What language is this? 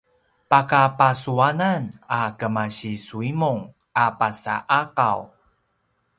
Paiwan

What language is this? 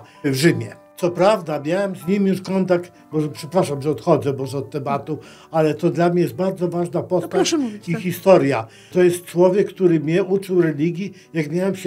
Polish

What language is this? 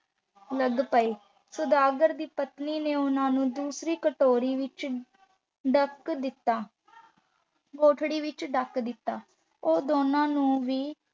Punjabi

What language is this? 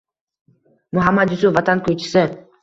Uzbek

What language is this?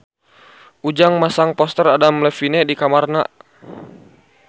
Sundanese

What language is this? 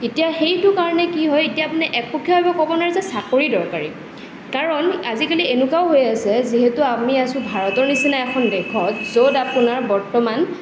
Assamese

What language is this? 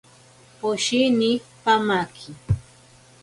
Ashéninka Perené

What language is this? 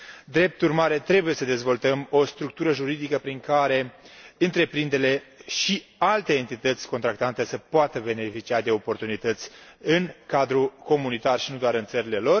Romanian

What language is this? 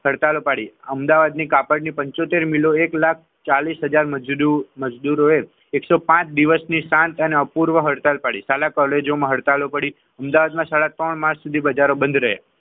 Gujarati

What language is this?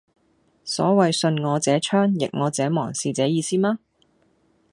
Cantonese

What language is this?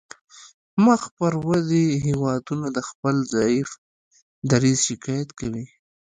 Pashto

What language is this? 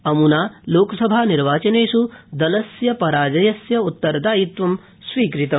Sanskrit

